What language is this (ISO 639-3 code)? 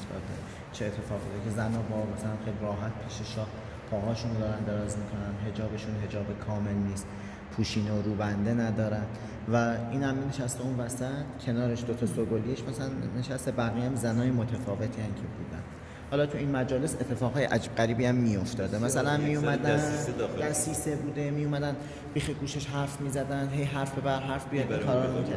fas